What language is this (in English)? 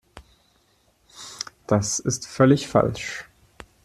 German